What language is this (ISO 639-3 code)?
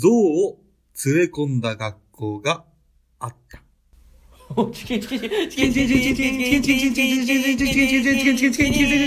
jpn